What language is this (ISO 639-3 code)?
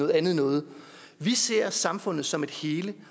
dan